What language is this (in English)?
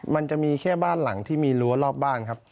Thai